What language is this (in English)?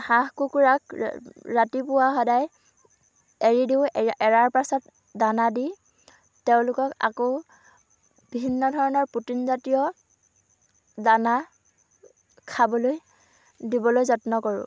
Assamese